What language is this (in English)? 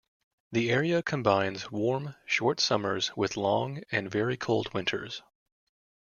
English